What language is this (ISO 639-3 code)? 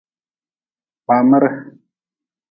nmz